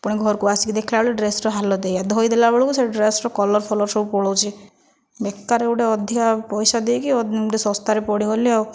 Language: Odia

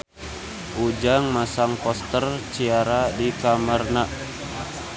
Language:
Sundanese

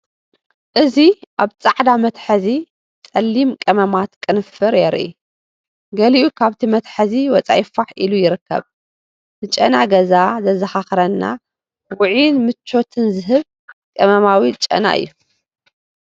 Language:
Tigrinya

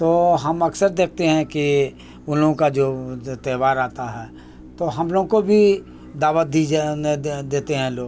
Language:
Urdu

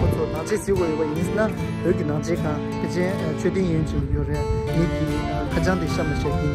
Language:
Korean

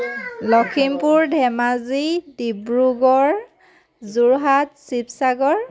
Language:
Assamese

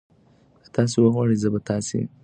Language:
Pashto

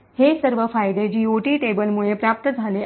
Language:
Marathi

